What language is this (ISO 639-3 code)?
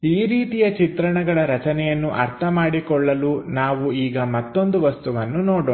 kan